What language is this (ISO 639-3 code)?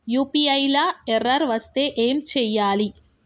tel